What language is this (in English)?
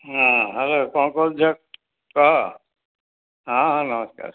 Odia